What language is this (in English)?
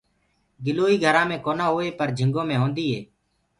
Gurgula